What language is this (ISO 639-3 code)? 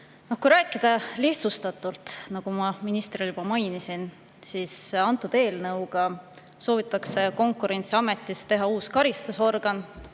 est